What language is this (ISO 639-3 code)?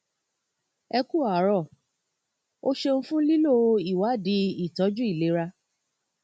yor